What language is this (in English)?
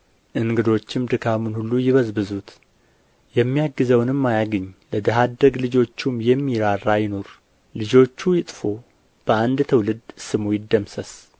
Amharic